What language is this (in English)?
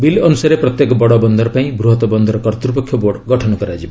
Odia